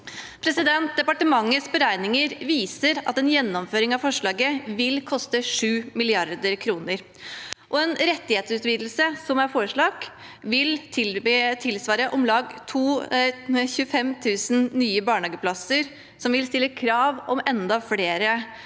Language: Norwegian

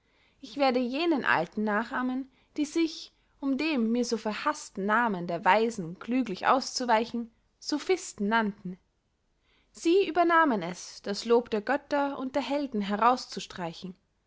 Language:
German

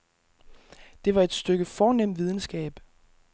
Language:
Danish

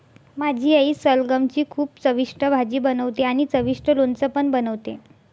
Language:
Marathi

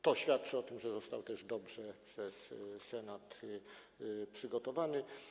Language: Polish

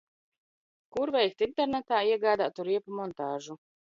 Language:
Latvian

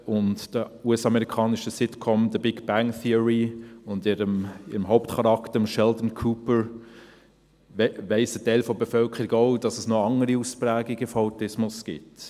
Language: Swiss German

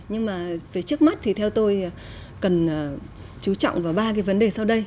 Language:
Vietnamese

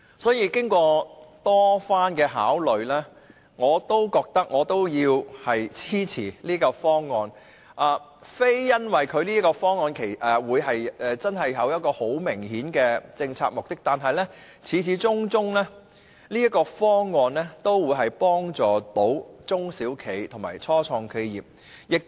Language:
Cantonese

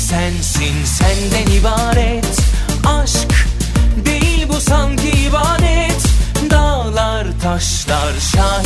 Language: Persian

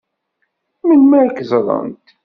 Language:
Kabyle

